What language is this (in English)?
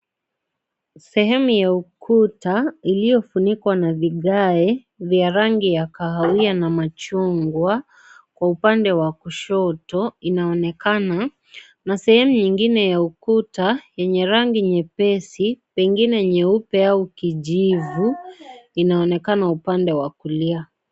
Swahili